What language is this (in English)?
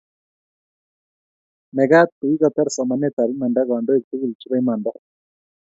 Kalenjin